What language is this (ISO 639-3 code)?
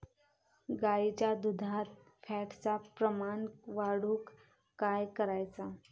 mar